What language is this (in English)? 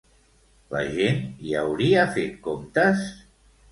Catalan